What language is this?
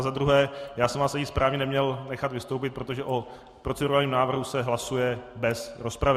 Czech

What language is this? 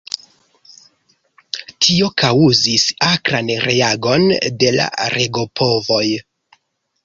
Esperanto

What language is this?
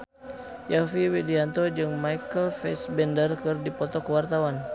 Sundanese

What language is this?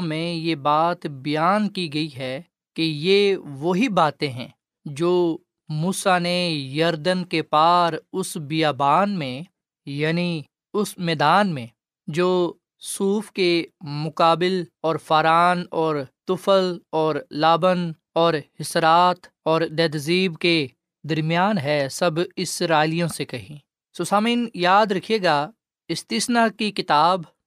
Urdu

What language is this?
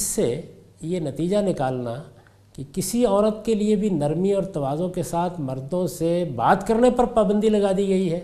Urdu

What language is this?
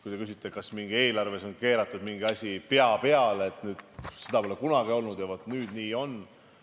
Estonian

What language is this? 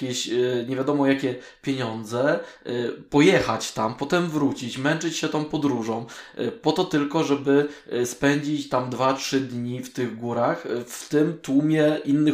Polish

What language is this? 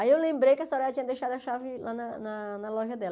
Portuguese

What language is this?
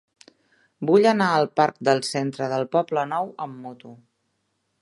Catalan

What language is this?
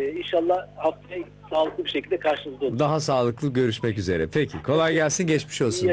Turkish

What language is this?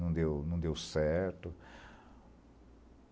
Portuguese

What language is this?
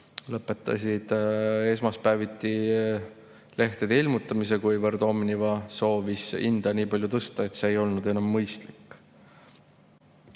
Estonian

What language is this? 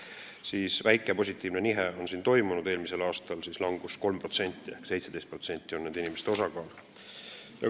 Estonian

